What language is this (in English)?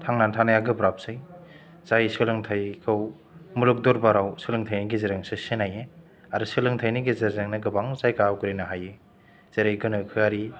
Bodo